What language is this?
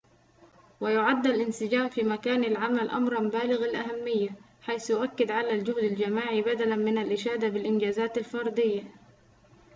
Arabic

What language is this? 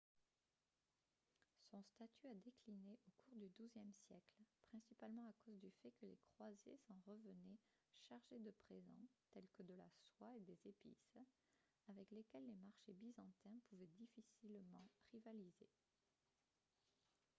French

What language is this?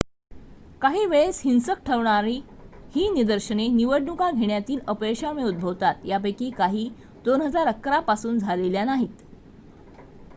Marathi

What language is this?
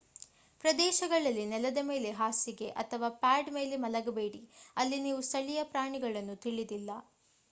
Kannada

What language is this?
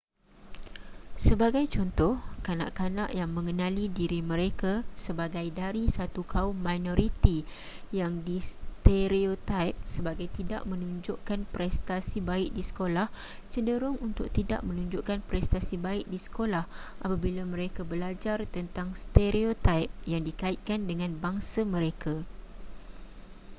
Malay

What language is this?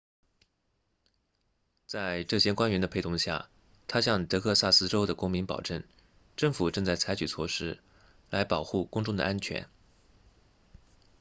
Chinese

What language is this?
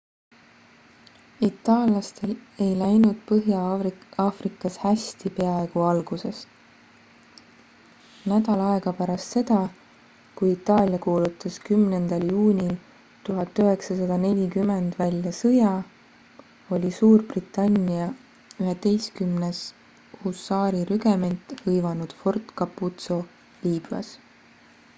Estonian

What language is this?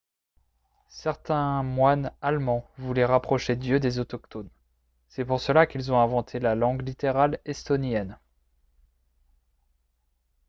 French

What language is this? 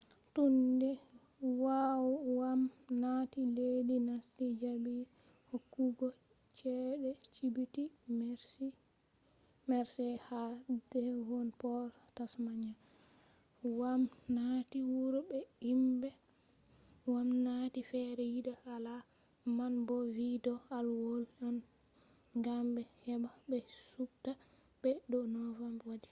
Fula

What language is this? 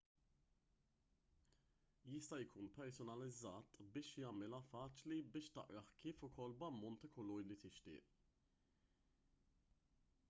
Maltese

